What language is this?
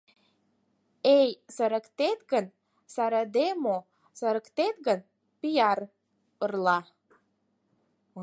Mari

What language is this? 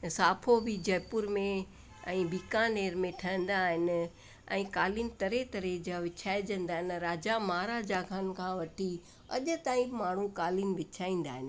Sindhi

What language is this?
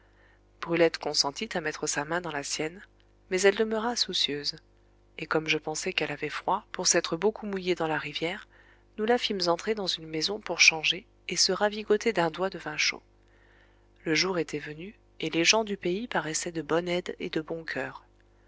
French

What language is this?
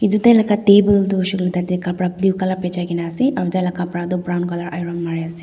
Naga Pidgin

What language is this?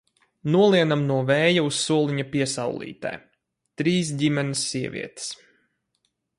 Latvian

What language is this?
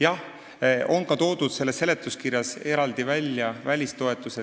Estonian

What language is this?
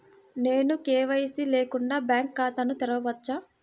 Telugu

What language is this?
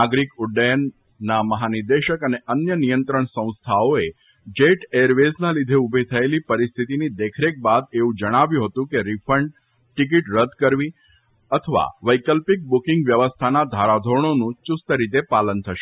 Gujarati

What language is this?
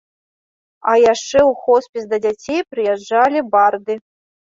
Belarusian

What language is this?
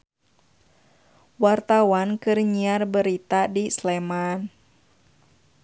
Sundanese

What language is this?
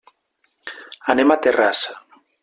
Catalan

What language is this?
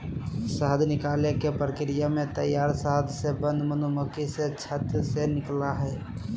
Magahi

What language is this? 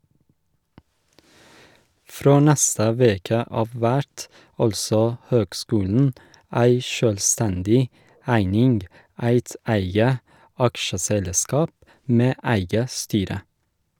Norwegian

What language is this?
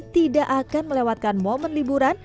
Indonesian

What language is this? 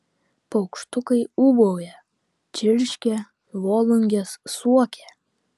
Lithuanian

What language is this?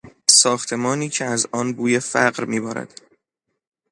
Persian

